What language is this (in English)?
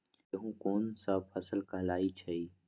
Magahi